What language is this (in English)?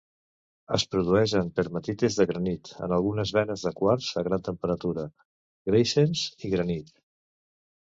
Catalan